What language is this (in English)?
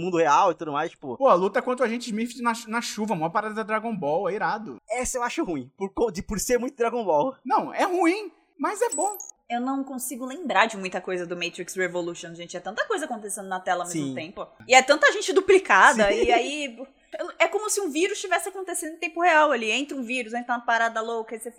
Portuguese